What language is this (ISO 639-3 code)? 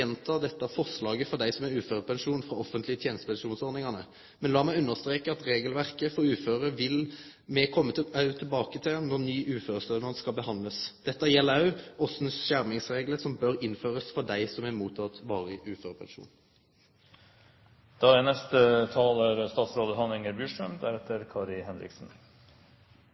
nor